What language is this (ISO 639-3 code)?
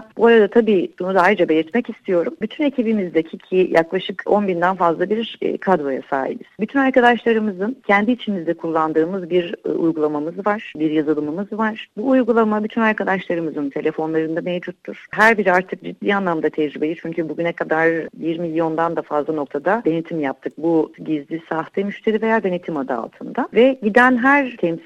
tur